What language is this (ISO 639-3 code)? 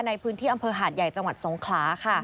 tha